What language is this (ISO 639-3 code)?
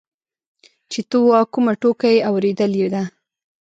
pus